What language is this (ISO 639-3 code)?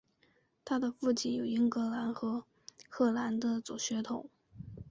zho